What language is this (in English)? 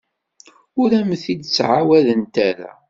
Kabyle